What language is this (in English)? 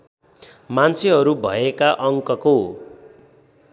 Nepali